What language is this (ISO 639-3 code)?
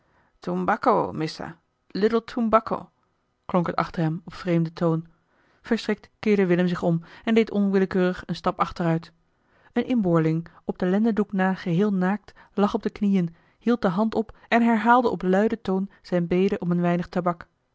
nld